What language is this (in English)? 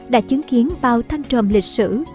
Vietnamese